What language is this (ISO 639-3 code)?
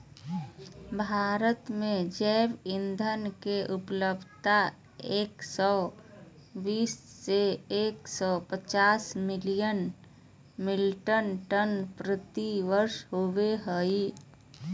mag